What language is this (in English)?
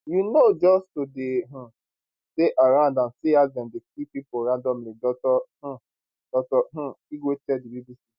Nigerian Pidgin